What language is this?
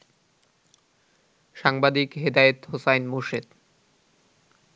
Bangla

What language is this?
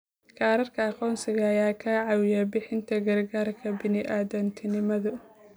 Somali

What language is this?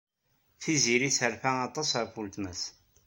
Kabyle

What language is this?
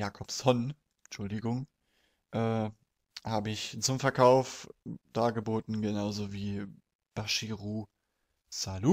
German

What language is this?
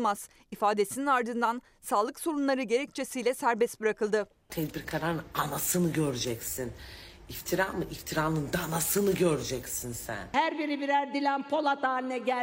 Turkish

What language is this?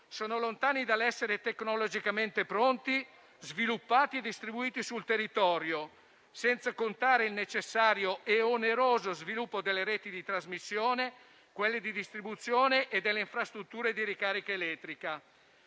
Italian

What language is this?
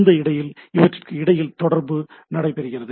Tamil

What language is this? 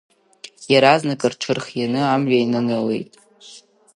Abkhazian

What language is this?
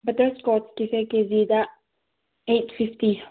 Manipuri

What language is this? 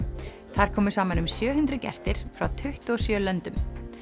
Icelandic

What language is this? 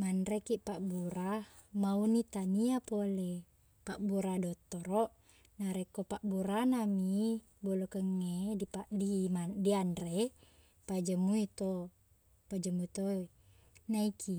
Buginese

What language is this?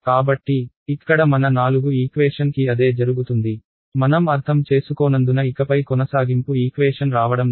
Telugu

